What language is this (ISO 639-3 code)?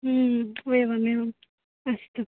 san